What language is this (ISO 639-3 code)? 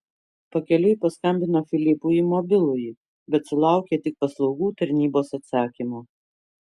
lit